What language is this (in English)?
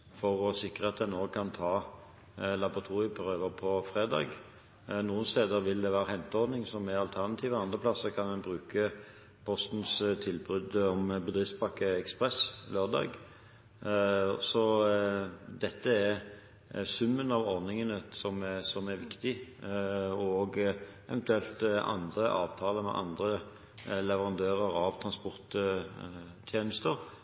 Norwegian Bokmål